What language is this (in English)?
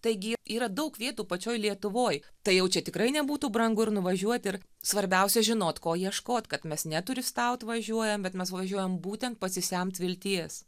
Lithuanian